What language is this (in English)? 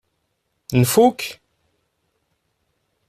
Kabyle